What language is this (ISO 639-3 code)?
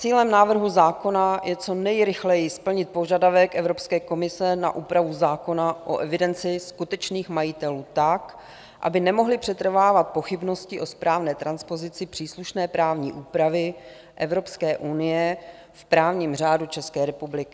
ces